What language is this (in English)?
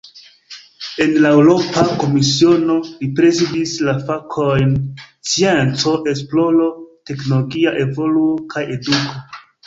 Esperanto